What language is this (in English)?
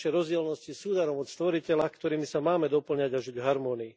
Slovak